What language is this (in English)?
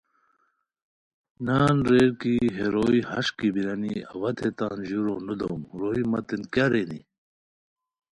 Khowar